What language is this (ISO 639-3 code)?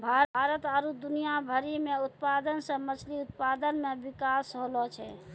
mai